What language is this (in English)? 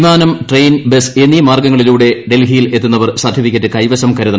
Malayalam